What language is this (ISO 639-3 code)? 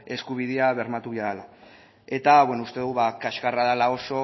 eus